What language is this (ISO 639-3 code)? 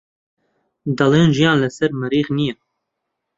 ckb